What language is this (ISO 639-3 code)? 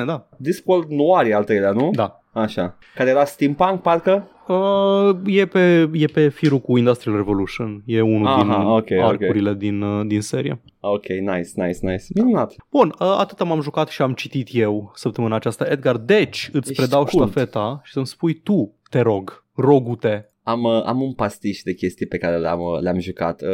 ron